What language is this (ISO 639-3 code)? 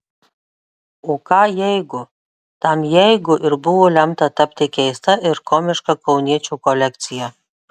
lit